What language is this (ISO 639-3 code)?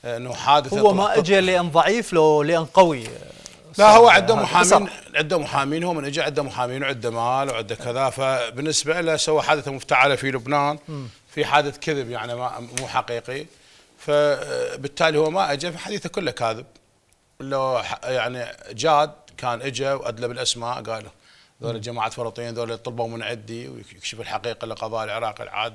ara